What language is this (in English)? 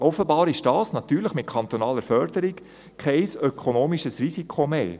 Swiss German